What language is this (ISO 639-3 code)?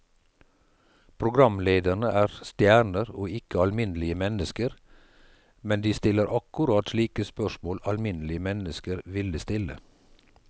nor